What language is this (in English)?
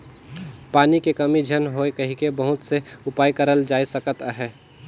Chhattisgarhi